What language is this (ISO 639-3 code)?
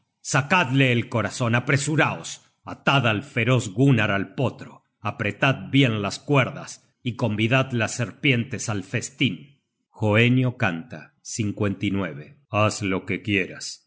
spa